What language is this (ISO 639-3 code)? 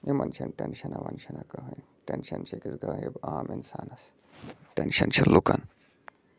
kas